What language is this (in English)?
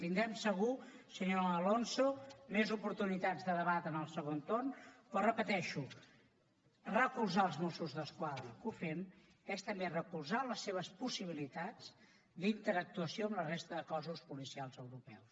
Catalan